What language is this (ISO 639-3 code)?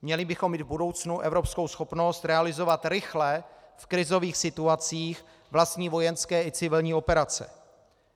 ces